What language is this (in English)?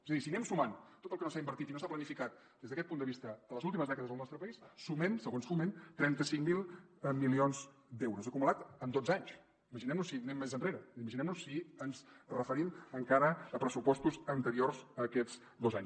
Catalan